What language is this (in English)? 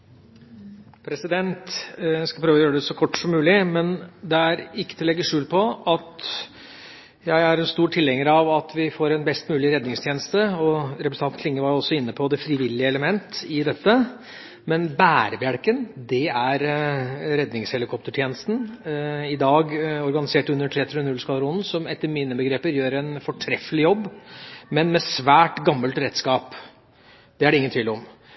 Norwegian